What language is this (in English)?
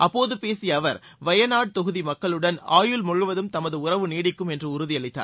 Tamil